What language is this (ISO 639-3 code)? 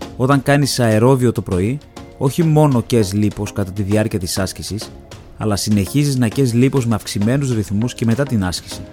ell